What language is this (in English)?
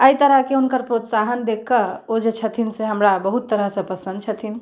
Maithili